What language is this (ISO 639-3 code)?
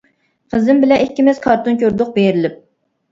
uig